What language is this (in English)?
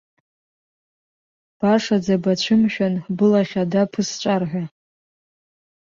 Abkhazian